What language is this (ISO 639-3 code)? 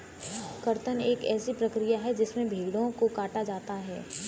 hin